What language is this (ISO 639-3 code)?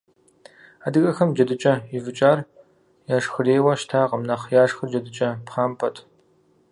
kbd